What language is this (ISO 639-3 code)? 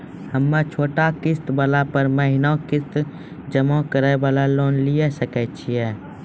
mai